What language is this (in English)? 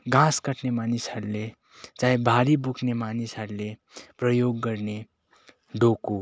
Nepali